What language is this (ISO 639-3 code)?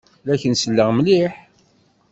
kab